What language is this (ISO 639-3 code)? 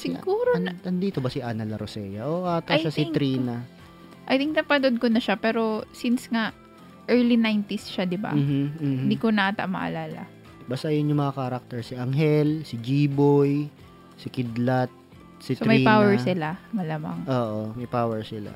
fil